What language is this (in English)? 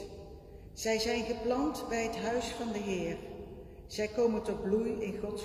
Dutch